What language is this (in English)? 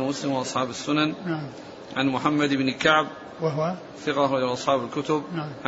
Arabic